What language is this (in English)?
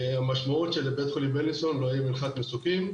Hebrew